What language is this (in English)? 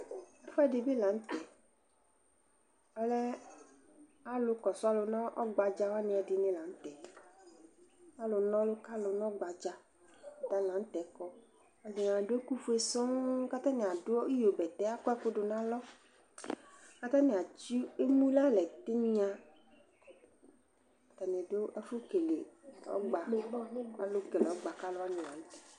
Ikposo